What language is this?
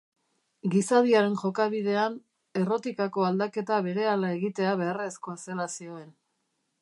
Basque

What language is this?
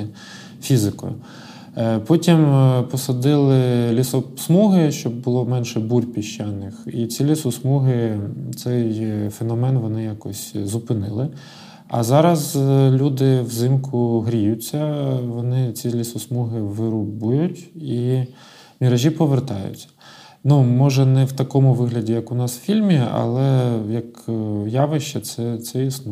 Ukrainian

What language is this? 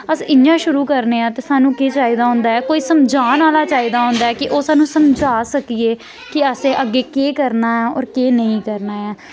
Dogri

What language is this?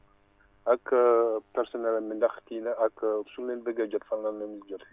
Wolof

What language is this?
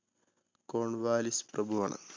Malayalam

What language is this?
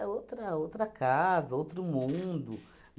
Portuguese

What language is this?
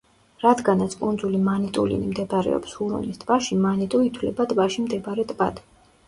Georgian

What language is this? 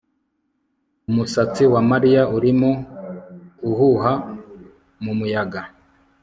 Kinyarwanda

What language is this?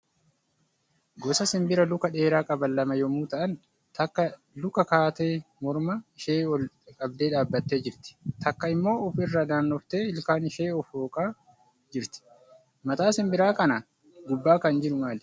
Oromo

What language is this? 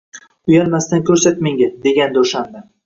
Uzbek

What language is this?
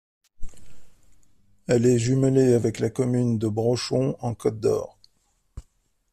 French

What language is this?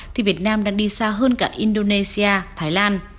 Vietnamese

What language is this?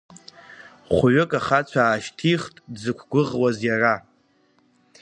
Abkhazian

